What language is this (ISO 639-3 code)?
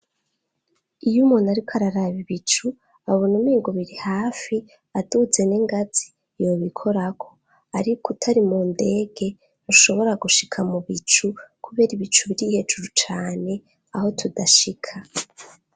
run